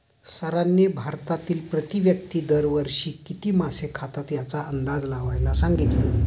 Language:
Marathi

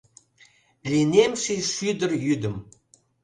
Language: Mari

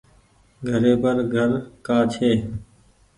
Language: Goaria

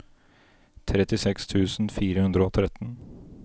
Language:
Norwegian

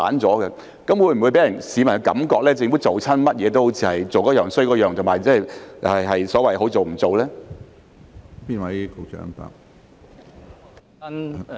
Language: Cantonese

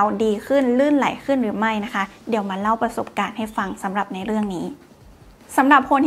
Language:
Thai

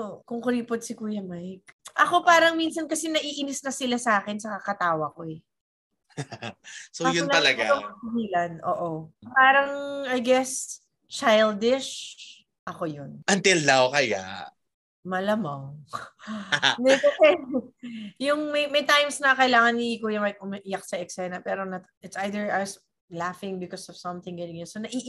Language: Filipino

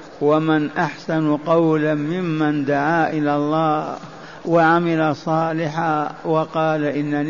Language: Arabic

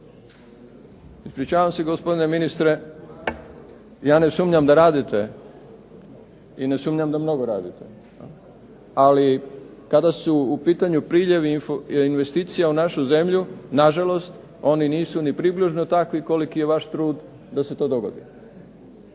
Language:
Croatian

